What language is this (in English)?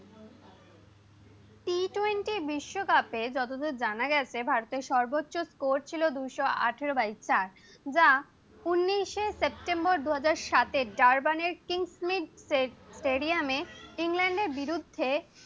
Bangla